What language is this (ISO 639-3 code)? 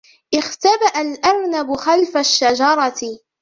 ara